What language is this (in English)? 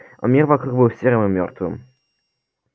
Russian